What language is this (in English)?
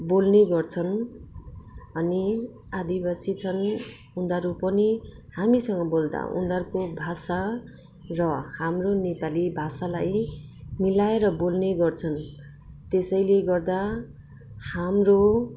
Nepali